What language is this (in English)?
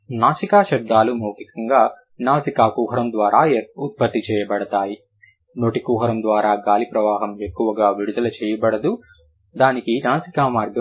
Telugu